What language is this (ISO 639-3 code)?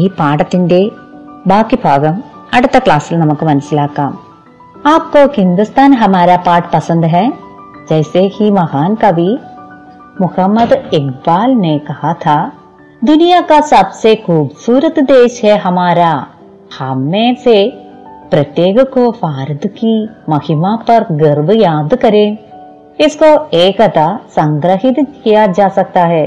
mal